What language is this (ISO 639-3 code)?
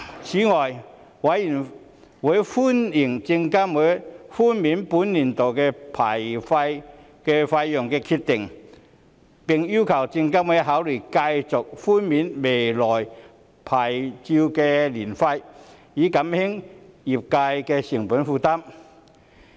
yue